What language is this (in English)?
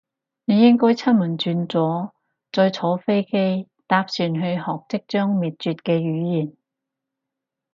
Cantonese